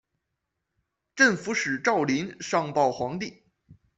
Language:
Chinese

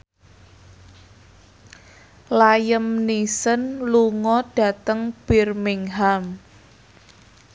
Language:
Javanese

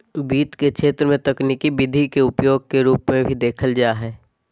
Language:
Magahi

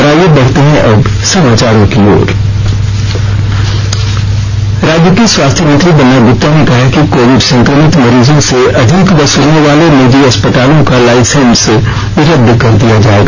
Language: Hindi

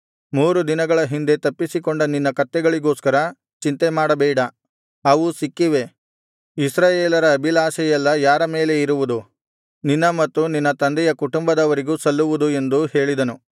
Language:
Kannada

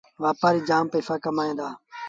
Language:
Sindhi Bhil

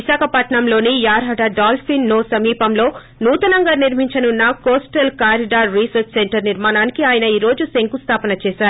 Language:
Telugu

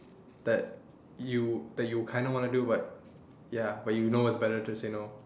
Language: English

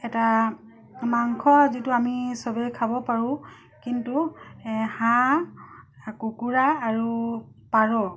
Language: Assamese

